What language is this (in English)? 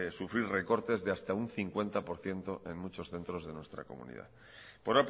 Spanish